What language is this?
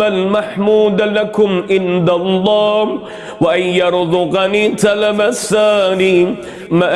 Arabic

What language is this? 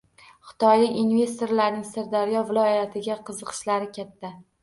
Uzbek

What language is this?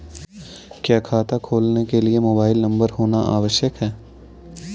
Hindi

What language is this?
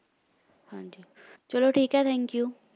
Punjabi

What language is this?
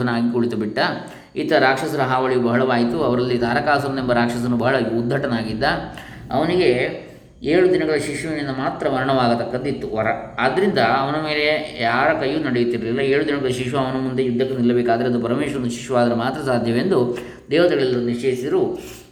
Kannada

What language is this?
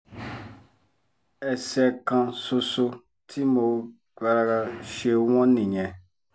Yoruba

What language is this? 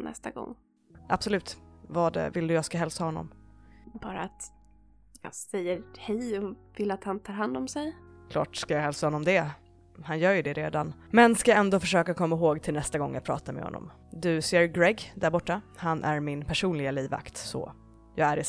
Swedish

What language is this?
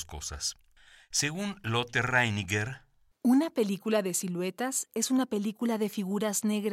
Spanish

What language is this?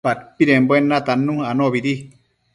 Matsés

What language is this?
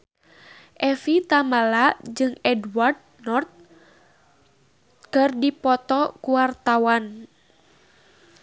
Sundanese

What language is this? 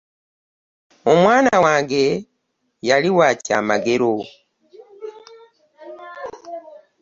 Ganda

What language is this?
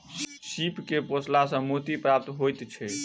Maithili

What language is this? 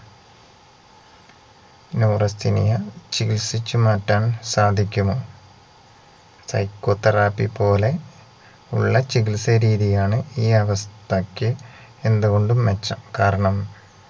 Malayalam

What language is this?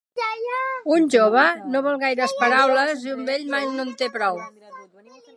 Catalan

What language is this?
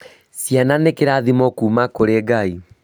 Kikuyu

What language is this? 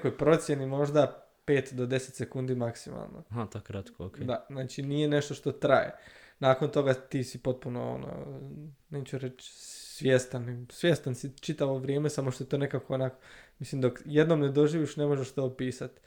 Croatian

